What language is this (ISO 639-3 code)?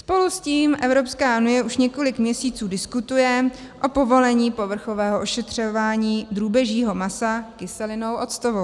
ces